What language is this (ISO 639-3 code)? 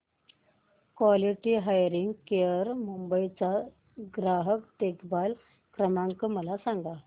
mar